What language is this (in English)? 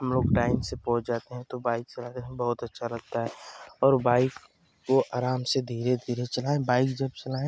Hindi